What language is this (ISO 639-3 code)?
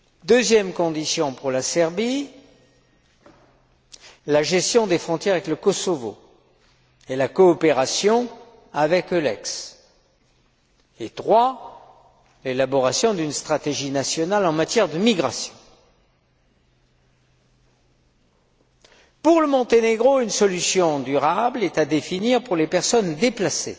fra